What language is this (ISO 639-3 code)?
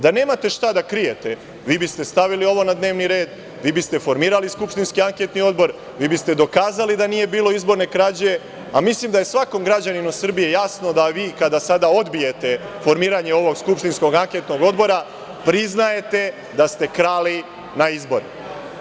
srp